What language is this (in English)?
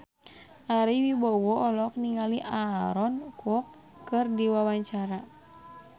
Sundanese